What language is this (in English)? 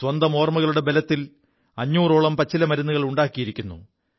Malayalam